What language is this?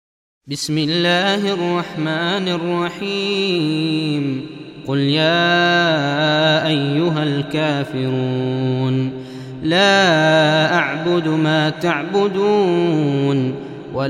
Arabic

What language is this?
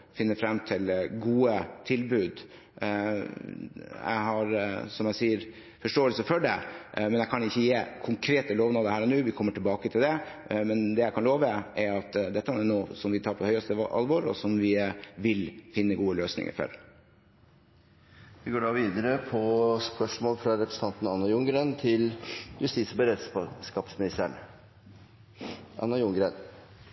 Norwegian Bokmål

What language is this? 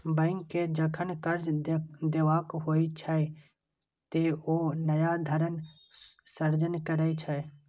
Maithili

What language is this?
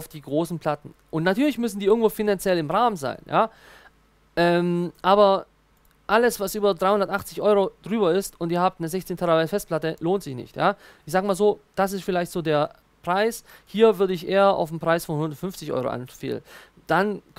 German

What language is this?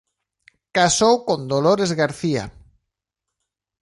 Galician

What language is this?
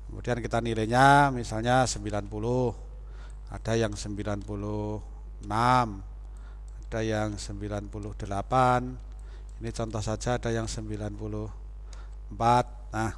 Indonesian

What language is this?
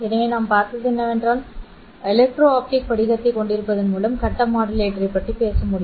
Tamil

